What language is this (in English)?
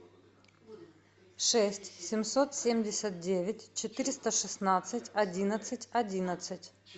Russian